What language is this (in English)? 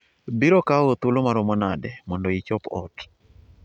Luo (Kenya and Tanzania)